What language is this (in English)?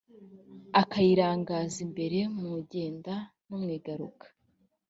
Kinyarwanda